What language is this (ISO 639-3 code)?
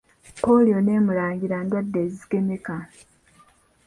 lug